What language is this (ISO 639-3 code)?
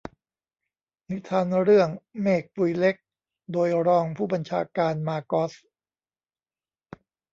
tha